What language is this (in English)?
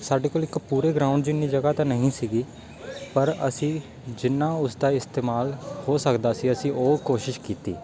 Punjabi